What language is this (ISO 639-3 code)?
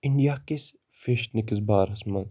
kas